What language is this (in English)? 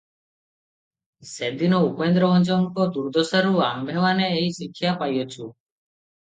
Odia